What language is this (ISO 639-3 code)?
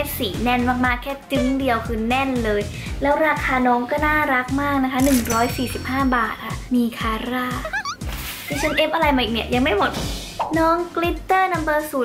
tha